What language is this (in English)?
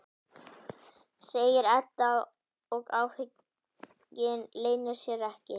Icelandic